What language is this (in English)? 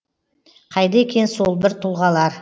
Kazakh